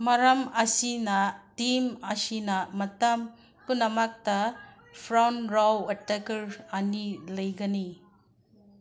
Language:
Manipuri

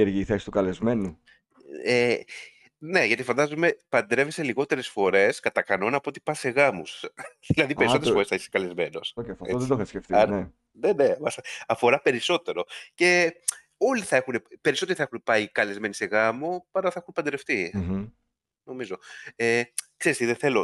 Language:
Greek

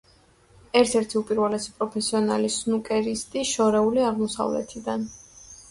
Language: Georgian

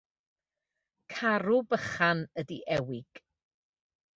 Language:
Welsh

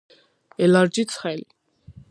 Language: Georgian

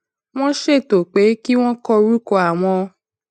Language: Yoruba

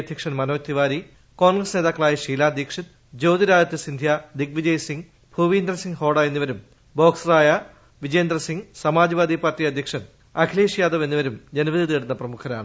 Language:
Malayalam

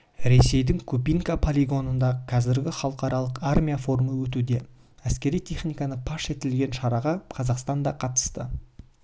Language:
Kazakh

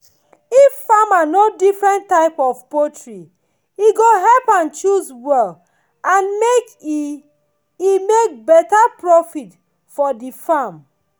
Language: Nigerian Pidgin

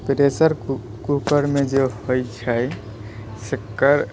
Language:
Maithili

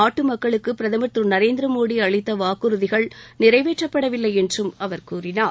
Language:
Tamil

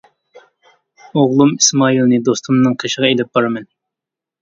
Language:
Uyghur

